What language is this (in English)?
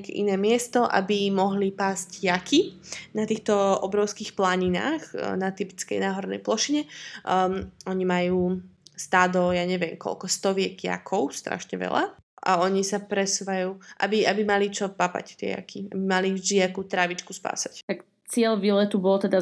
Slovak